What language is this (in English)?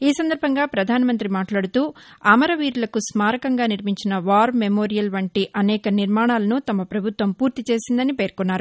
Telugu